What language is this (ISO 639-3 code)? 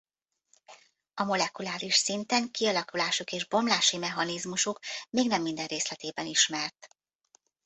hun